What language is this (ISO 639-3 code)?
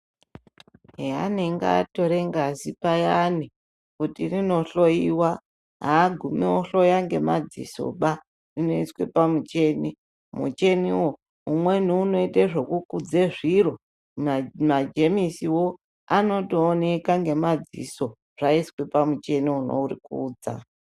ndc